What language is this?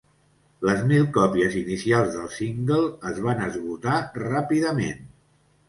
Catalan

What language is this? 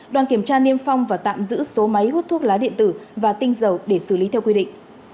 Vietnamese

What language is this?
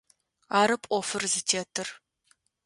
Adyghe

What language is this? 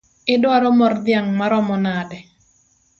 Luo (Kenya and Tanzania)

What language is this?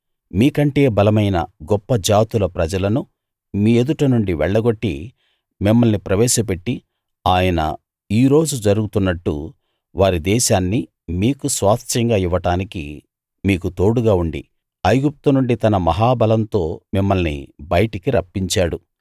Telugu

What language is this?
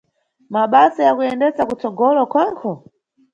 Nyungwe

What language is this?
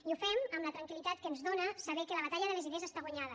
Catalan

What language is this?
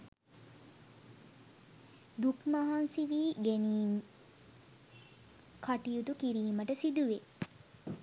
Sinhala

